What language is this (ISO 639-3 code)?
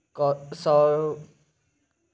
mai